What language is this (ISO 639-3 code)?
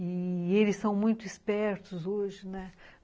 por